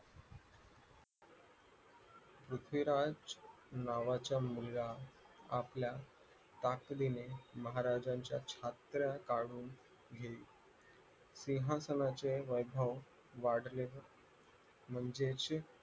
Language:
Marathi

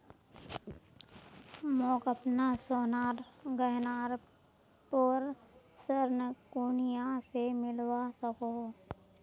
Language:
Magahi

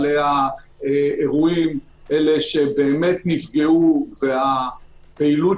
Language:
Hebrew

